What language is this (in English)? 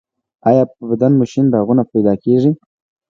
Pashto